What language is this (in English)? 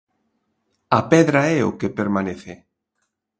Galician